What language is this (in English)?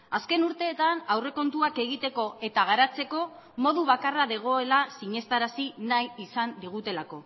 Basque